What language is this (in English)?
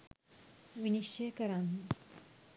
Sinhala